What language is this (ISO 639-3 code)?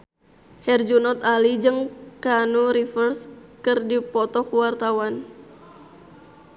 sun